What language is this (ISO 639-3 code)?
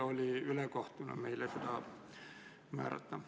est